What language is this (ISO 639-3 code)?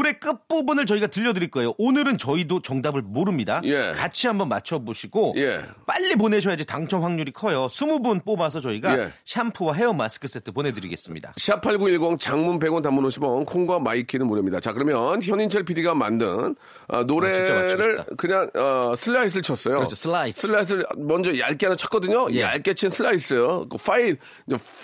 kor